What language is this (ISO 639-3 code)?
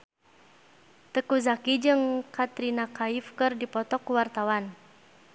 sun